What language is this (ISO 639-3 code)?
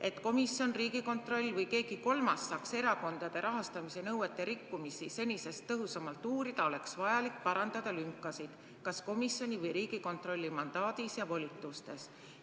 est